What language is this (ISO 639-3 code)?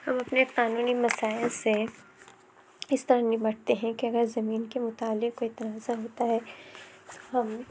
urd